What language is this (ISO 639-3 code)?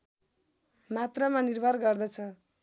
nep